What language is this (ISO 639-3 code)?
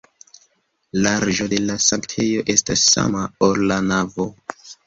epo